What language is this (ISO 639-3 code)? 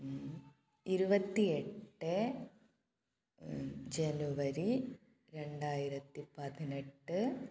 mal